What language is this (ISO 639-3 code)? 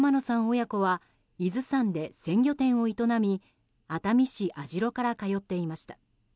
jpn